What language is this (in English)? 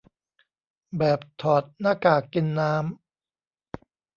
Thai